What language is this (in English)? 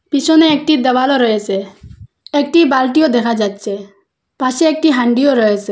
Bangla